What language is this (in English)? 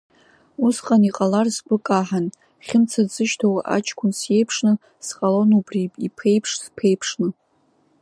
Abkhazian